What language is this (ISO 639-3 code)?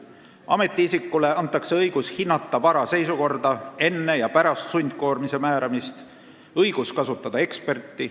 est